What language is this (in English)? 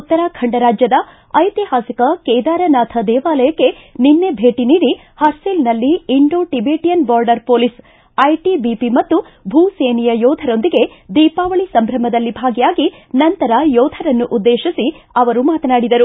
Kannada